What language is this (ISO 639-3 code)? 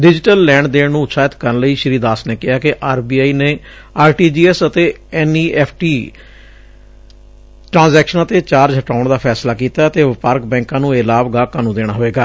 pan